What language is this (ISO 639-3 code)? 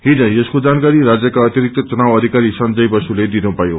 nep